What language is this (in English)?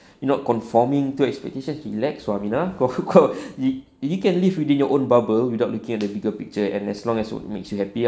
English